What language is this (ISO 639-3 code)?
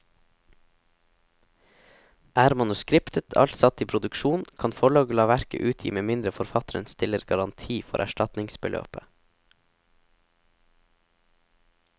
nor